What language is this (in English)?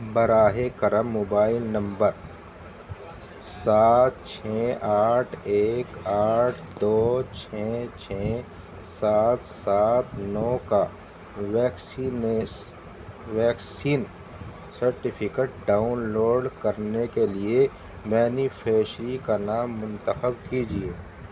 Urdu